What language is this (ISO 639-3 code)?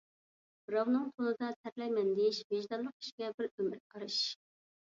uig